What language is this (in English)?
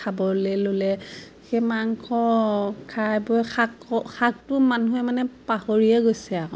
Assamese